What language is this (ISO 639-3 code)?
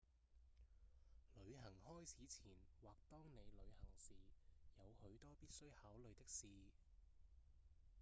yue